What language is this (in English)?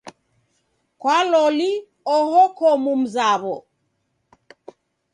Taita